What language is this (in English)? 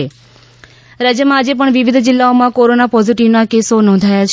Gujarati